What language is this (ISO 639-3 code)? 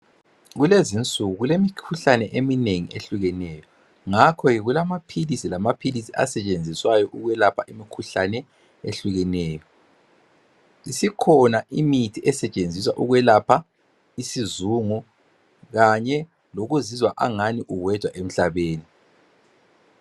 nde